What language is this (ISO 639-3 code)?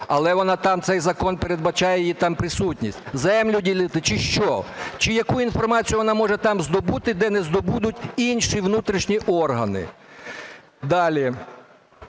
ukr